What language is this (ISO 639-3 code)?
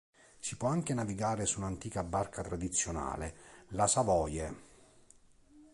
ita